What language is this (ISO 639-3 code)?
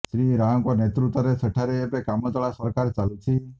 ori